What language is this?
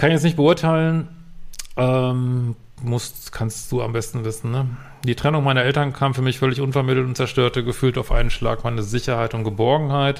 German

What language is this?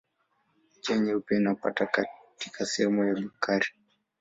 Swahili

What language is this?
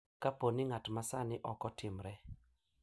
Luo (Kenya and Tanzania)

